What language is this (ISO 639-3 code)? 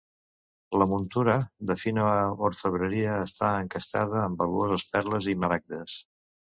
cat